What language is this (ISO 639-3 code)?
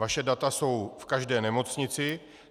ces